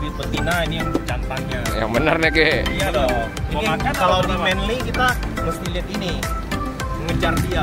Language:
Indonesian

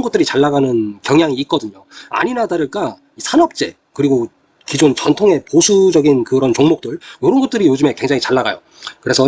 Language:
Korean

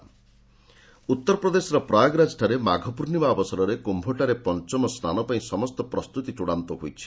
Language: Odia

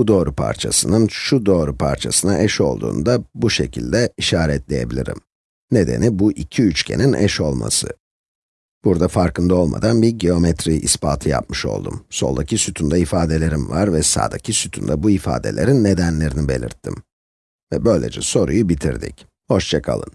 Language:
Turkish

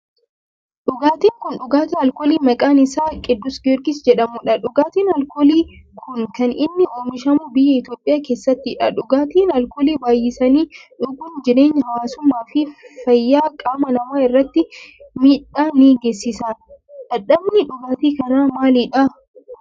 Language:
Oromo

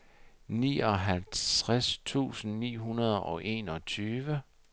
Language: Danish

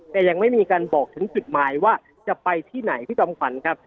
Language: Thai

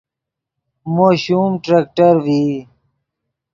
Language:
Yidgha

